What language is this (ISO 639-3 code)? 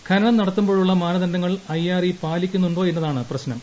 mal